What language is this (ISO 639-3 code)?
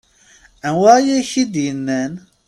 kab